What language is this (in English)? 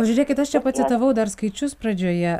Lithuanian